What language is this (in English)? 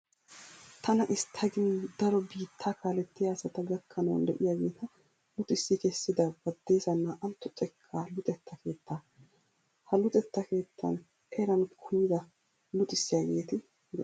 Wolaytta